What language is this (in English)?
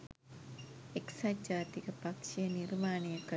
Sinhala